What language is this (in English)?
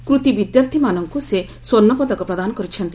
Odia